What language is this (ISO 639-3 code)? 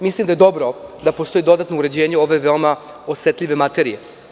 srp